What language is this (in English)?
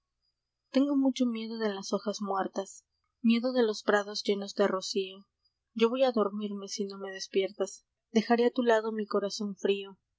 Spanish